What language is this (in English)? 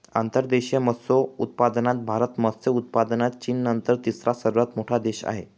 Marathi